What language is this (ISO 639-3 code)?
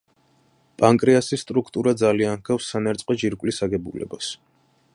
kat